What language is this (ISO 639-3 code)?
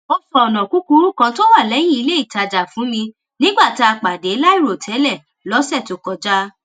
yor